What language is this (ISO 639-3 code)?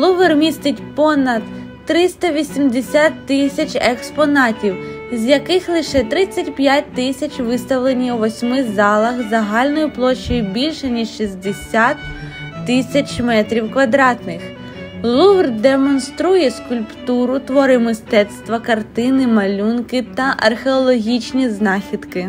ukr